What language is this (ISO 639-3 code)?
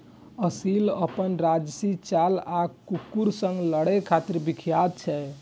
mai